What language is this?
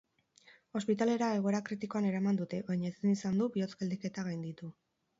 Basque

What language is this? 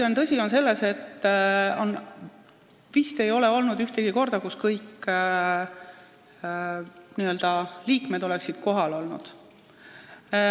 Estonian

